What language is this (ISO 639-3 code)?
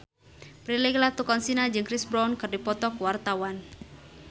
sun